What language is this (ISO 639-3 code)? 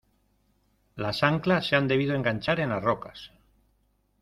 spa